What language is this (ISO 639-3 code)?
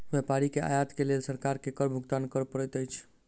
mai